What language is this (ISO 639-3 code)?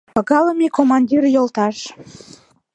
chm